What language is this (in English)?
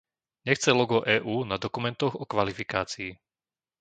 Slovak